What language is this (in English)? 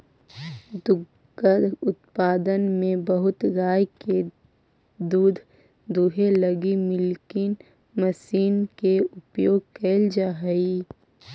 Magahi